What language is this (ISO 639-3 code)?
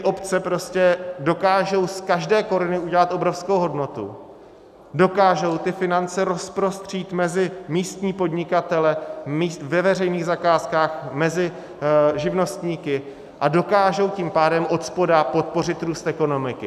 ces